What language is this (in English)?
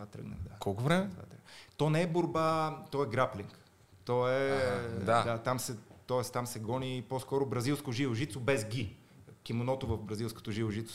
Bulgarian